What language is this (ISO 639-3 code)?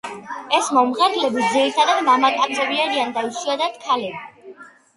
kat